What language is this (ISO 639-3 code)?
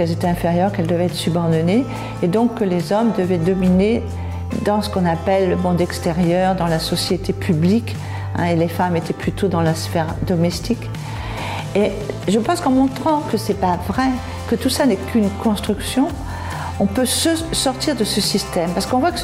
fra